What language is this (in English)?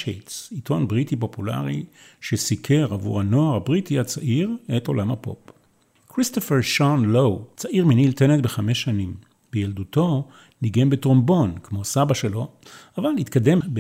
Hebrew